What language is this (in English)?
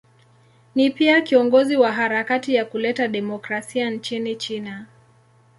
Swahili